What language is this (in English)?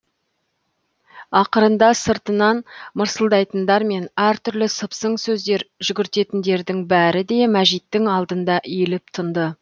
Kazakh